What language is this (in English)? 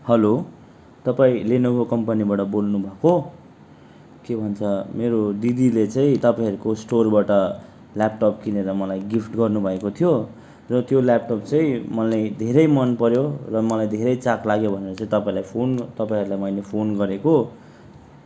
Nepali